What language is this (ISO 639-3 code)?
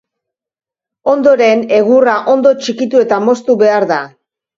eus